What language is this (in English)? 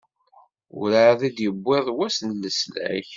Kabyle